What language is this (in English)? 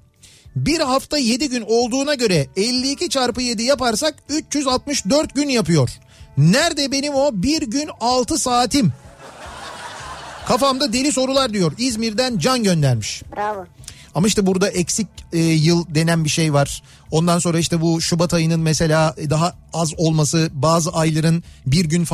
Turkish